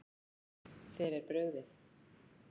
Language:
Icelandic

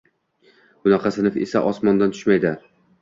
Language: Uzbek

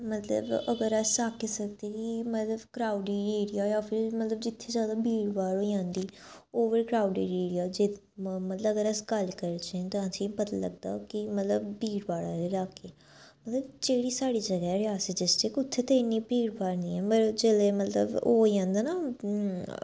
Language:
Dogri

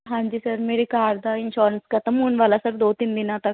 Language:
Punjabi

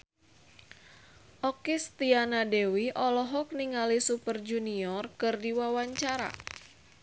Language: Sundanese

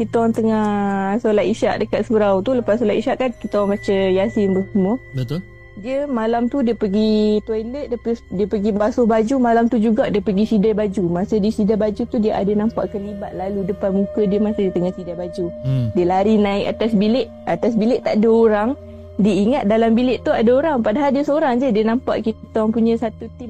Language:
Malay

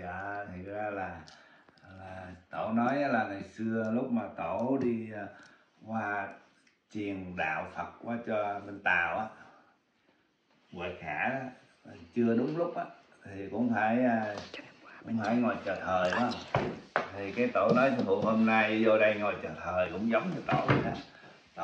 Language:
Vietnamese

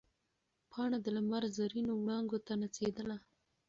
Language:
Pashto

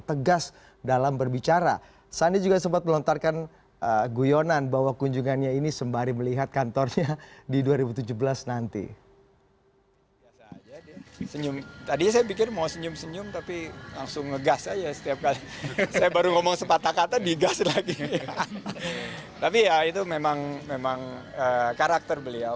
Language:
Indonesian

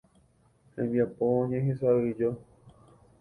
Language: Guarani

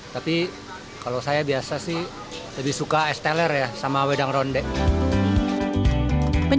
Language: Indonesian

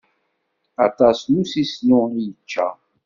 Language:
Kabyle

